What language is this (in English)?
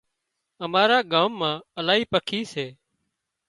Wadiyara Koli